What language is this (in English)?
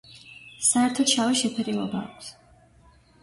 Georgian